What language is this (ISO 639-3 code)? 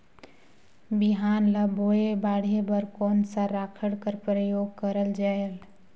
hne